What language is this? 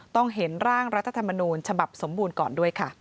Thai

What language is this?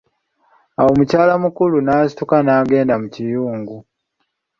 Ganda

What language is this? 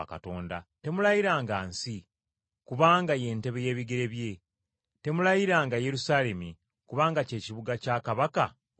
Ganda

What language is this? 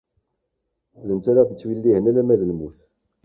Kabyle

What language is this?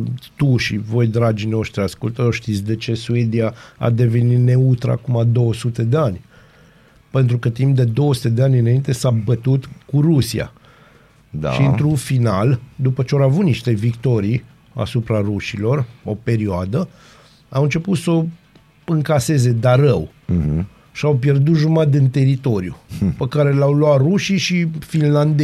Romanian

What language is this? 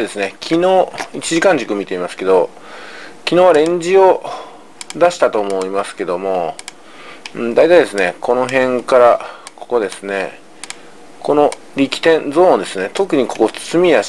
Japanese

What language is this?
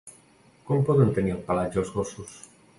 Catalan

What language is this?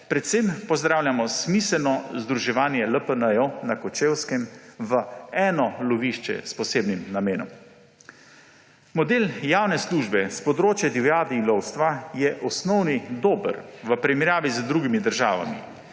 Slovenian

